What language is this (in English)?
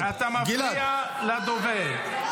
Hebrew